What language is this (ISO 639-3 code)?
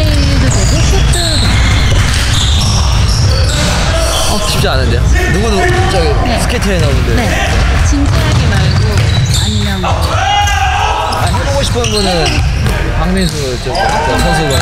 kor